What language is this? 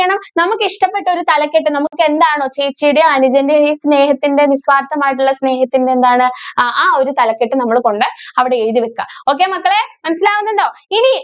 Malayalam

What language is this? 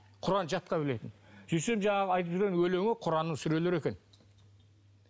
Kazakh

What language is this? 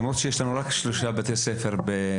Hebrew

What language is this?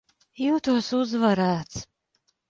Latvian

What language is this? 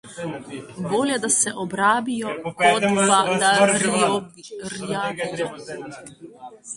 Slovenian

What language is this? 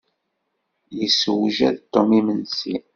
Kabyle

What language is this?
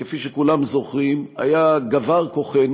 Hebrew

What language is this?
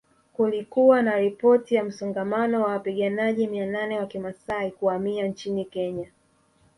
Swahili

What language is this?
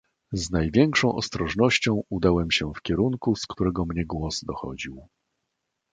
Polish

